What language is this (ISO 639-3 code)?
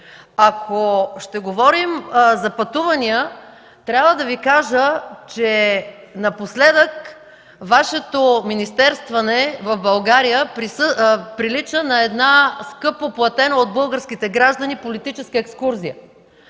bul